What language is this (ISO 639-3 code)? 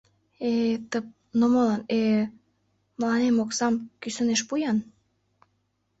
chm